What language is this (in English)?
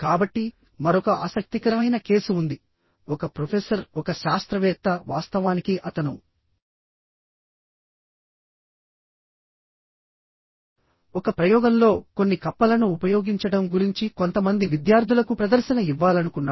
Telugu